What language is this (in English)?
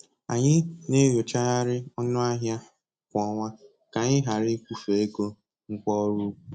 Igbo